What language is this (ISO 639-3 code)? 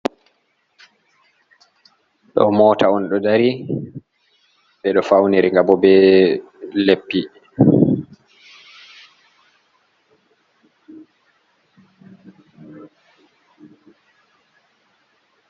ful